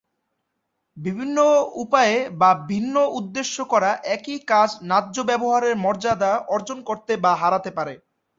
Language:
Bangla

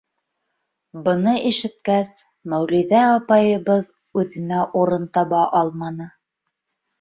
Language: Bashkir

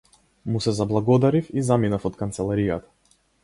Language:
Macedonian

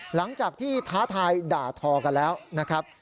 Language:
Thai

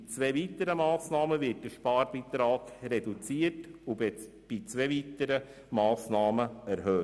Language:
Swiss German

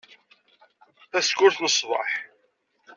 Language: Kabyle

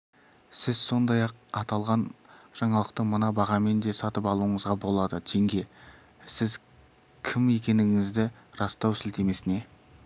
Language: Kazakh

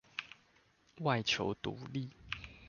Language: Chinese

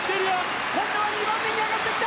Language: Japanese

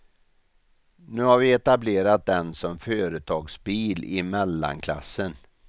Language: Swedish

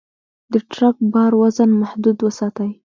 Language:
Pashto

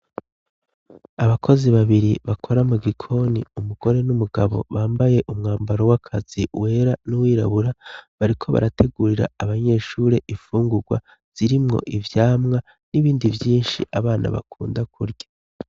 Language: Rundi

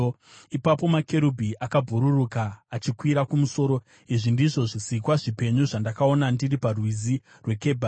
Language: Shona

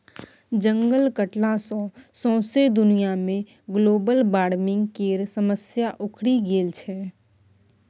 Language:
Maithili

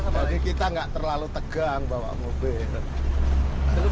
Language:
Indonesian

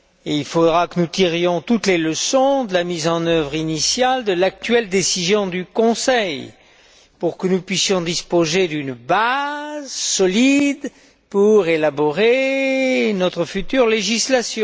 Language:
French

